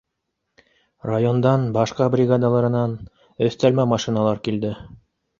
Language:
Bashkir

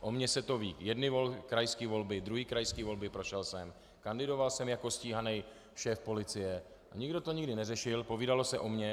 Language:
Czech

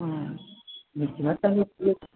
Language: Sanskrit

